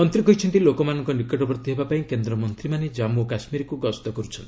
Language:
Odia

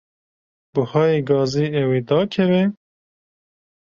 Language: Kurdish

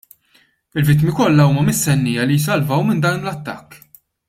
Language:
Maltese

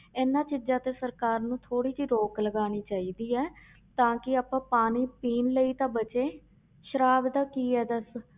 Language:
Punjabi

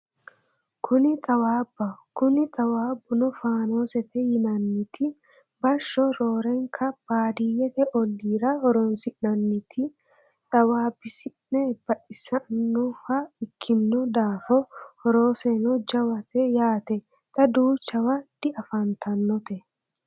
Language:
Sidamo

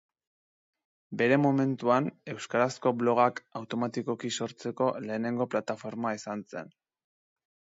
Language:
Basque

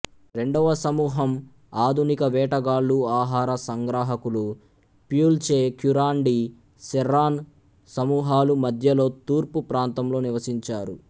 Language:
Telugu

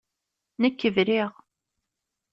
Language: Kabyle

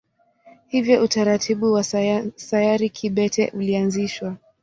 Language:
Swahili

